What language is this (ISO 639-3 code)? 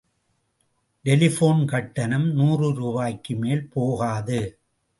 tam